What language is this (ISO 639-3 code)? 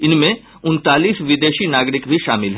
hin